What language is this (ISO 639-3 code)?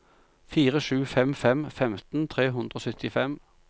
nor